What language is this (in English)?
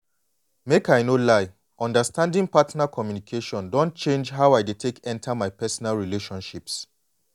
Nigerian Pidgin